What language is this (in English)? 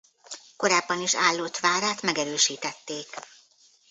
Hungarian